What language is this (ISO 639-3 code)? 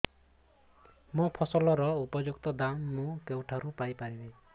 ori